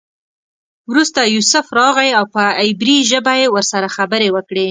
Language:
Pashto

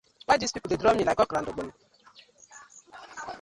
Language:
Nigerian Pidgin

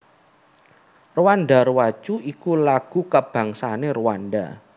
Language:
Javanese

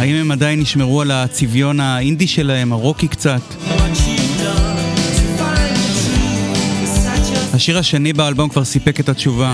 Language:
Hebrew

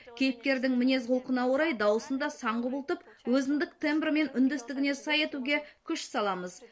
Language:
Kazakh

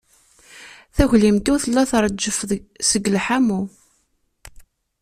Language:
Kabyle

